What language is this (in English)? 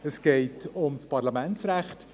Swiss German